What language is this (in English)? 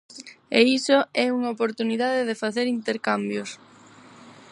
Galician